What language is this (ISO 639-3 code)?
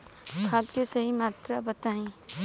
bho